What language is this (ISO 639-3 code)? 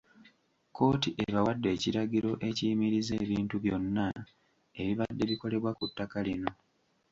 lug